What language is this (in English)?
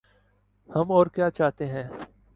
Urdu